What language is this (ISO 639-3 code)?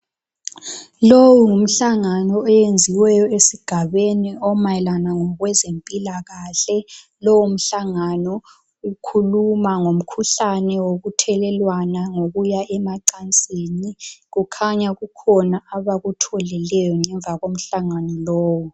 nde